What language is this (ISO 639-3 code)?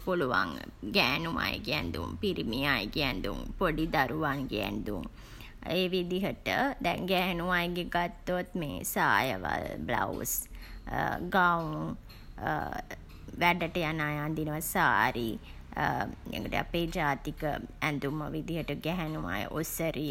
sin